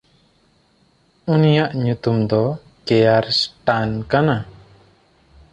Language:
Santali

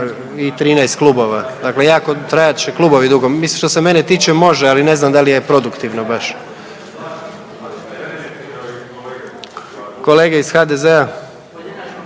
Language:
Croatian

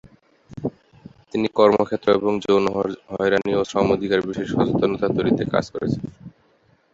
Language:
Bangla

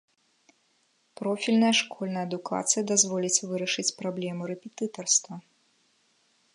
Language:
Belarusian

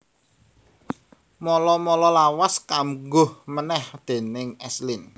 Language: Javanese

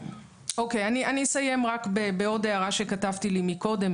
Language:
Hebrew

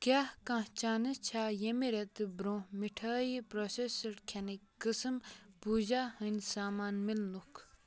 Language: Kashmiri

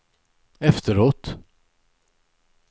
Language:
Swedish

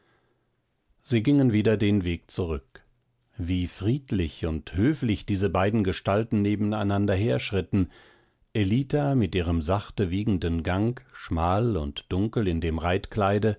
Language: German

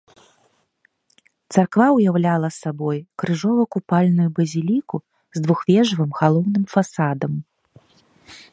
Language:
Belarusian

